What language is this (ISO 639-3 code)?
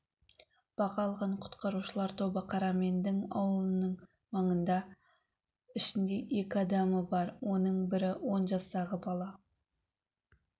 kaz